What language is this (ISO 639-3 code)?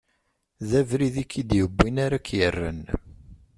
kab